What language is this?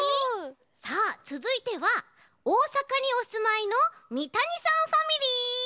Japanese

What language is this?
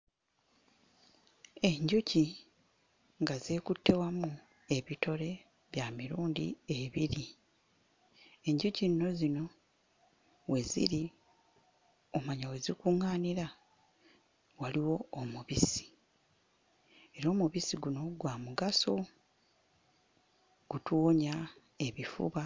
Ganda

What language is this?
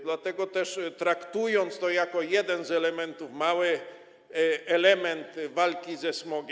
Polish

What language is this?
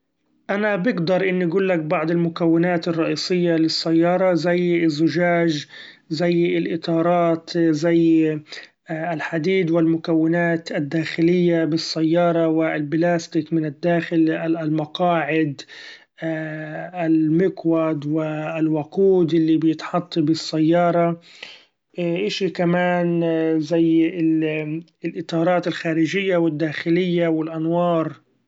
Gulf Arabic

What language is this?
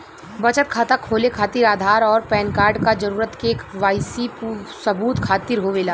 Bhojpuri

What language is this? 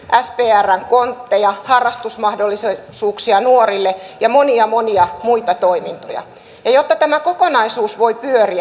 Finnish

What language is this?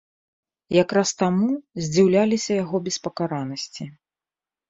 Belarusian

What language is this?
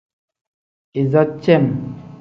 Tem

